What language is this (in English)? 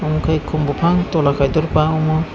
Kok Borok